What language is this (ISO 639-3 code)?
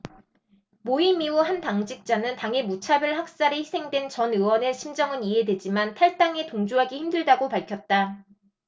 kor